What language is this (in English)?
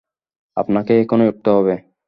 Bangla